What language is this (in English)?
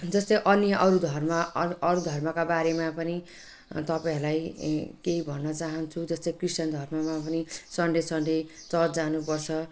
Nepali